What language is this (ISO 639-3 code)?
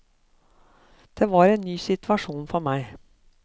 nor